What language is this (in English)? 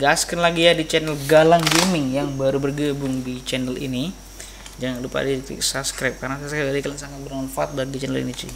Indonesian